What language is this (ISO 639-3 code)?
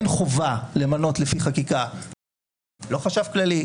heb